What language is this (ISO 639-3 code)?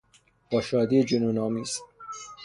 fas